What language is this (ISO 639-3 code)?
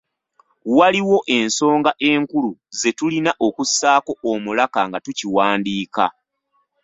lug